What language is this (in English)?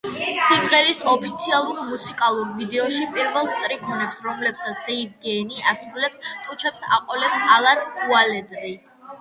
Georgian